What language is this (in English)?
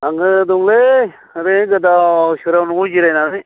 Bodo